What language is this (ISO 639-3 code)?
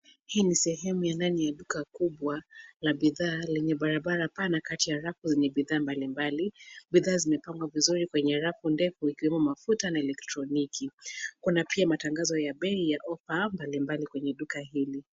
swa